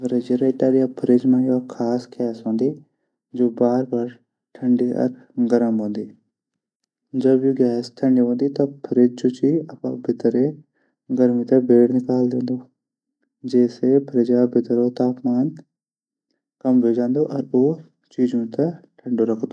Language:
Garhwali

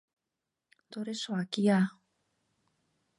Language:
Mari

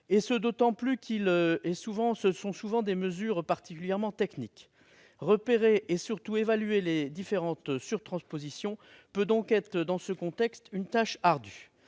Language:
French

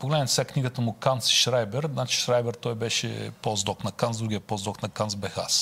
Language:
Bulgarian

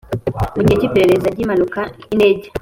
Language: Kinyarwanda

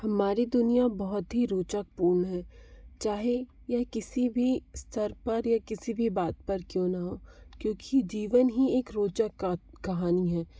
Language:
Hindi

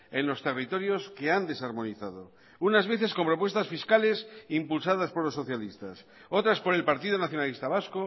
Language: Spanish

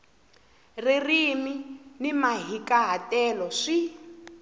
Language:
Tsonga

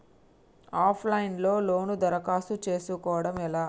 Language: Telugu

